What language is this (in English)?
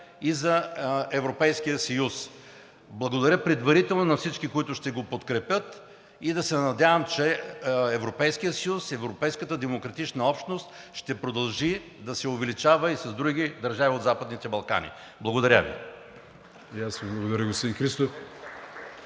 Bulgarian